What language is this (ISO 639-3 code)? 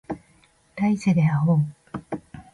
jpn